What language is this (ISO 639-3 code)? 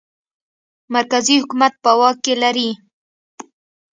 pus